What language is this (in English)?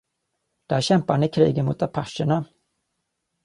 Swedish